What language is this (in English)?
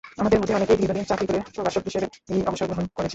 Bangla